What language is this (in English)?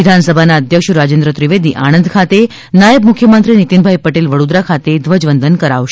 Gujarati